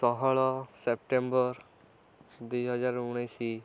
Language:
Odia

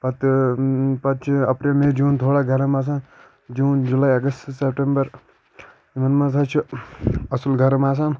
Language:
Kashmiri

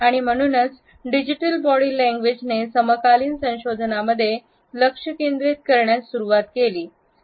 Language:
Marathi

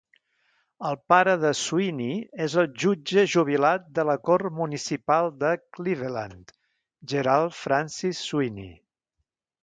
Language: Catalan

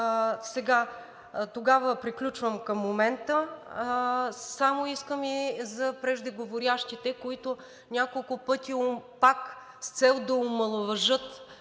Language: Bulgarian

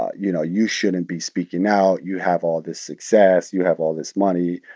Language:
English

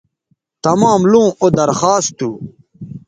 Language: Bateri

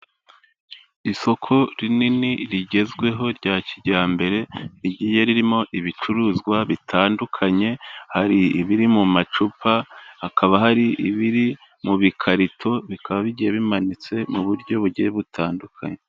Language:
Kinyarwanda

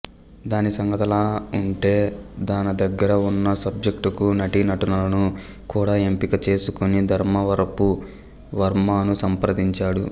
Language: Telugu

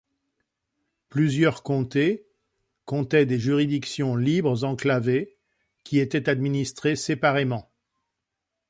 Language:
French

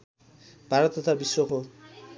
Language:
Nepali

